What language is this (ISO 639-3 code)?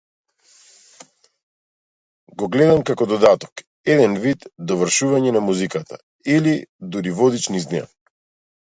mkd